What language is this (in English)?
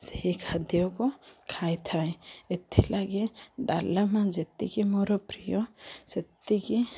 Odia